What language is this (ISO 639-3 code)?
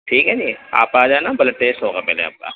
urd